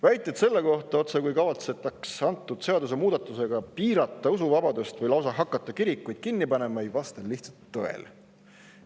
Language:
Estonian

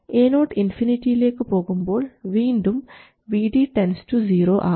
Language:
Malayalam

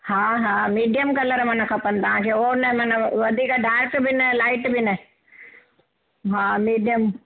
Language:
Sindhi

